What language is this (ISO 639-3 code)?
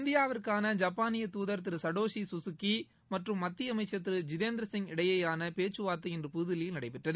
tam